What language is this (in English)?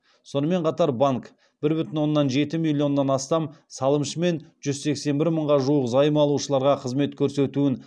Kazakh